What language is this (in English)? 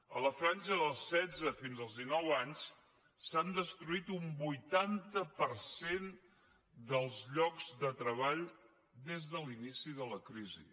Catalan